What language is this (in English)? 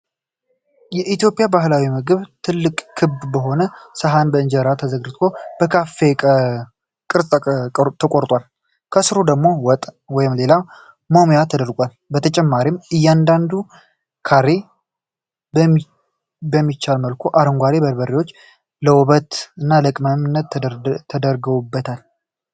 Amharic